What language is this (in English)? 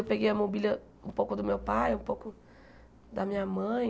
Portuguese